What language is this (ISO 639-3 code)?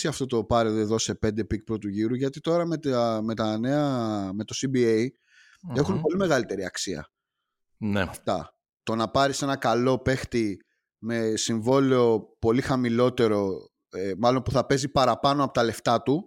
ell